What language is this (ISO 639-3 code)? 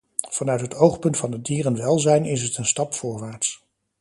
nld